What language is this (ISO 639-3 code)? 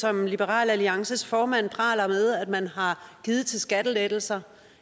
dan